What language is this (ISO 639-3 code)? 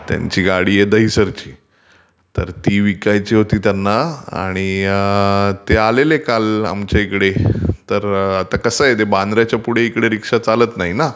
mar